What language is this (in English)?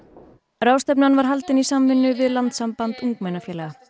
Icelandic